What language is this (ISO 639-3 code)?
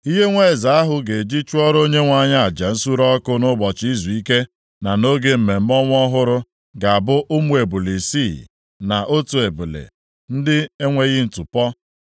ibo